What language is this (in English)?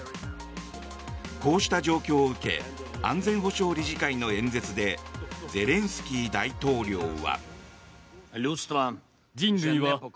Japanese